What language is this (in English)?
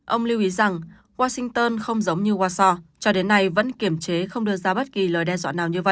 Vietnamese